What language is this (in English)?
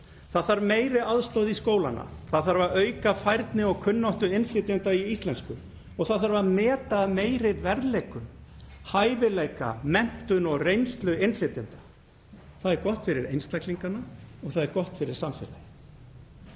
Icelandic